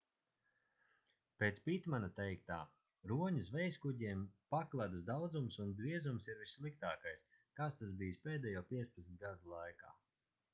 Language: Latvian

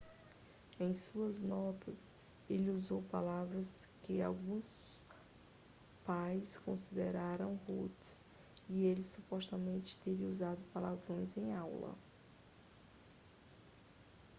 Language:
Portuguese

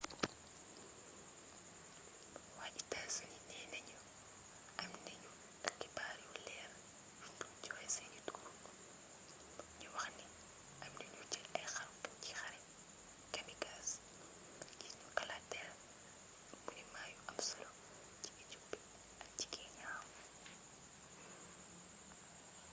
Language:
Wolof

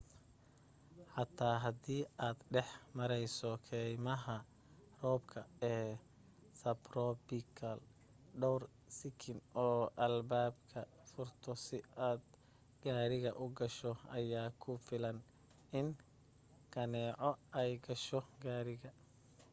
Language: Somali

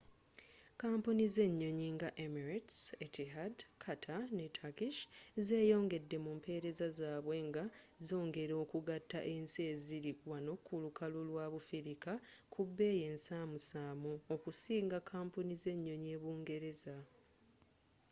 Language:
Ganda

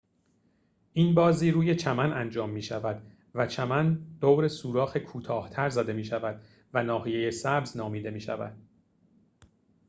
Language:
Persian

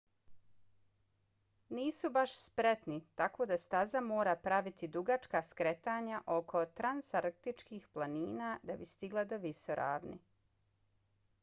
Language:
Bosnian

